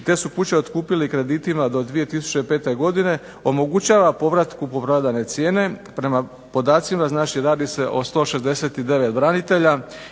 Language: Croatian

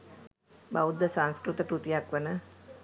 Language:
Sinhala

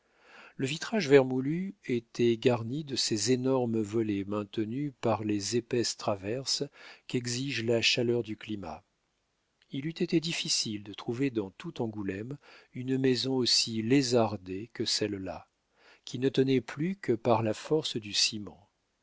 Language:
French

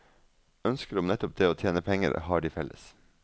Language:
Norwegian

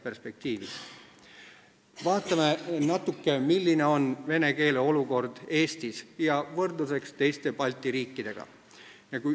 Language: Estonian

